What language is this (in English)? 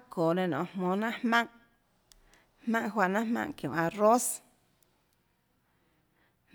Tlacoatzintepec Chinantec